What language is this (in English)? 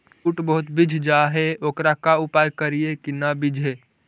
Magahi